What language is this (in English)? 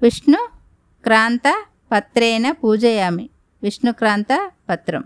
Telugu